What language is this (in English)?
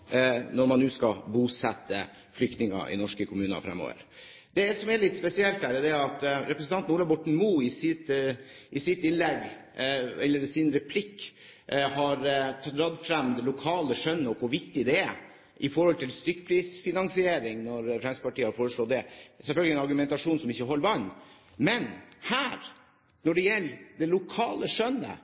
Norwegian Bokmål